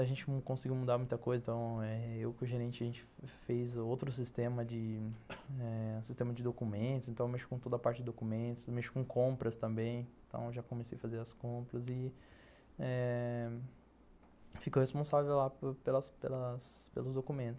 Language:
Portuguese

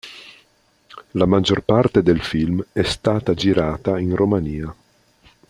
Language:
Italian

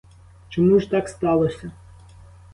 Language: Ukrainian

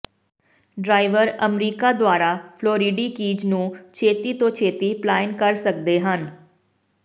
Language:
Punjabi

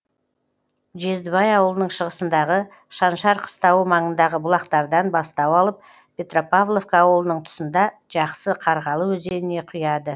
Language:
Kazakh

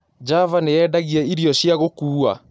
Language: Kikuyu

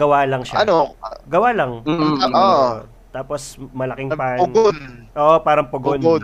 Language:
Filipino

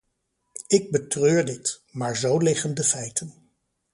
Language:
Dutch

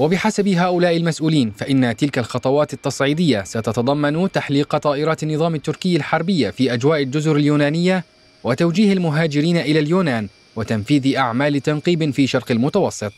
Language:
Arabic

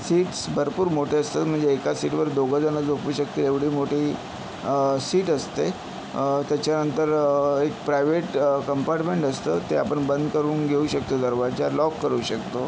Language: Marathi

